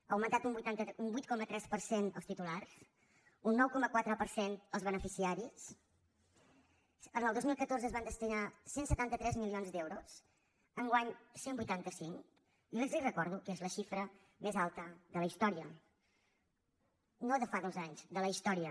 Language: Catalan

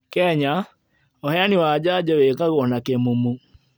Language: Kikuyu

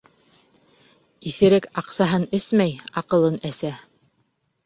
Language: Bashkir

